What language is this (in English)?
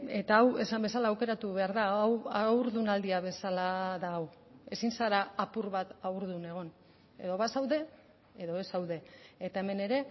Basque